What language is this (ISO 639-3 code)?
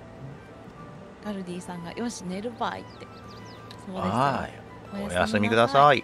jpn